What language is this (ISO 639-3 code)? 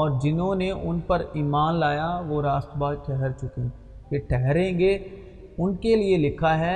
urd